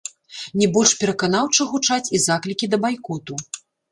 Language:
Belarusian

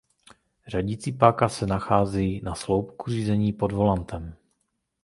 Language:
Czech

